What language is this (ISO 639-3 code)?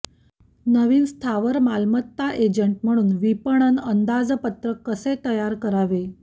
mar